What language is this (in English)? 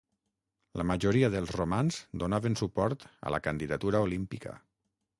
Catalan